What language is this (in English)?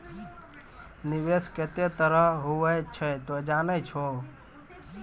Maithili